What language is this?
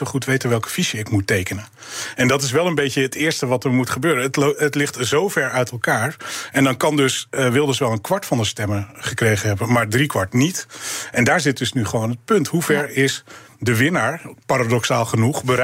Dutch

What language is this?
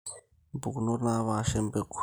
Masai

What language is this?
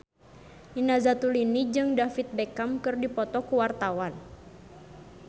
Sundanese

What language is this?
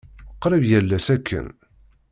Kabyle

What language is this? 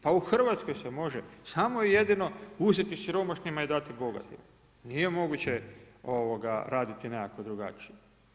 Croatian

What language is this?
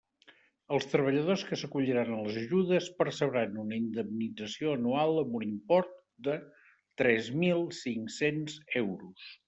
Catalan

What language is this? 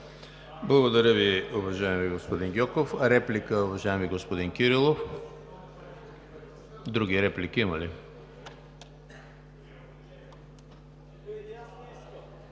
Bulgarian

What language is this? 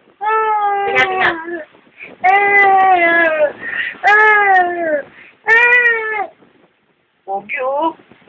Arabic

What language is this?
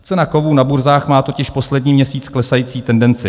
Czech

